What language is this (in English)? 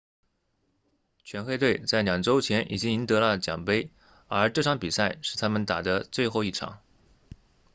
Chinese